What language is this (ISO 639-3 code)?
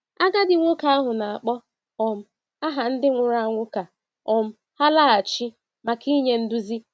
ibo